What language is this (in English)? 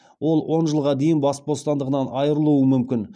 Kazakh